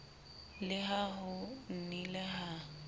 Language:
Southern Sotho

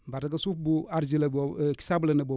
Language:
Wolof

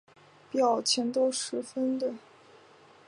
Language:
Chinese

